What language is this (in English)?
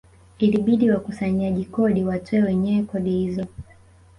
Swahili